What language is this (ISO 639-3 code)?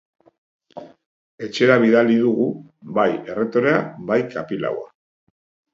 eus